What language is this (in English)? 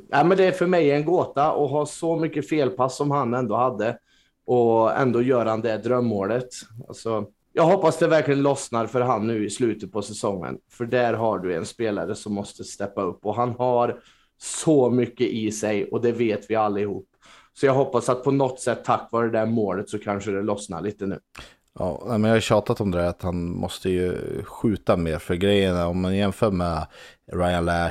Swedish